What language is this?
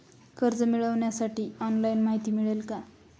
Marathi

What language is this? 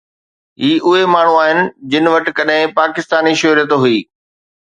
Sindhi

